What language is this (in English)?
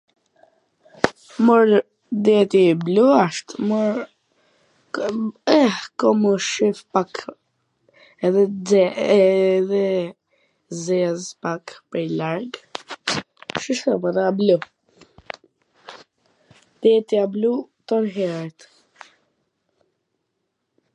Gheg Albanian